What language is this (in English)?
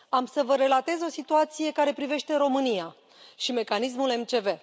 Romanian